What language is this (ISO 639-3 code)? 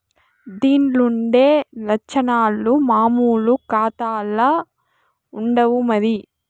tel